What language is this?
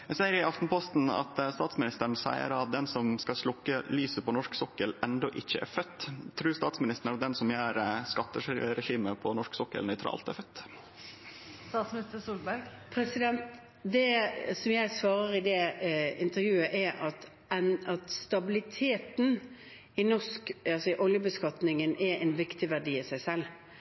Norwegian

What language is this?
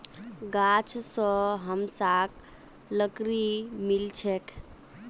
Magahi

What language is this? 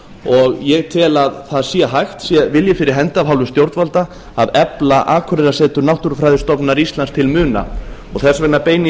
Icelandic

